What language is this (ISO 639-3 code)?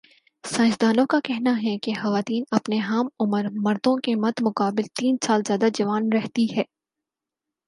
urd